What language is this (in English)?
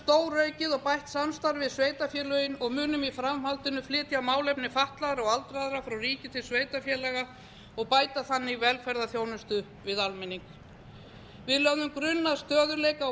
Icelandic